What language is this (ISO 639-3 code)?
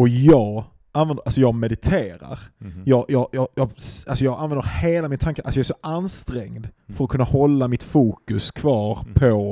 swe